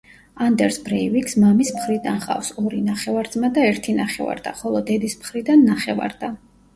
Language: Georgian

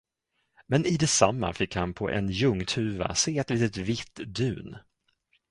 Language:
Swedish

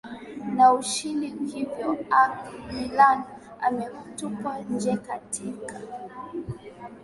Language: Swahili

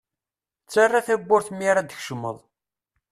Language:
Kabyle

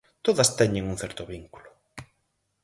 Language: Galician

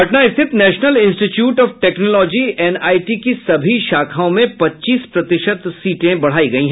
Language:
Hindi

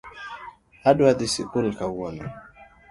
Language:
Luo (Kenya and Tanzania)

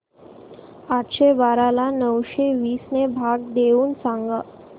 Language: Marathi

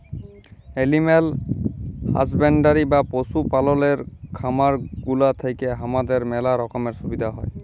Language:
Bangla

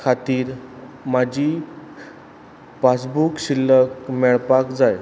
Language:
Konkani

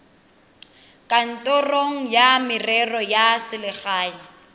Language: Tswana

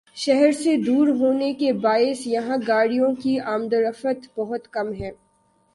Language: Urdu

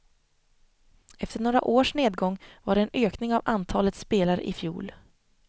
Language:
Swedish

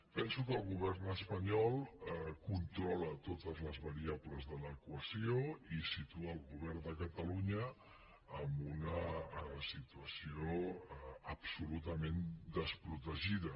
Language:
Catalan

